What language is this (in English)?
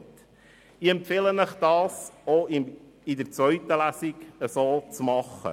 Swiss German